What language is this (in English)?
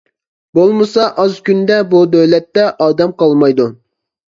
Uyghur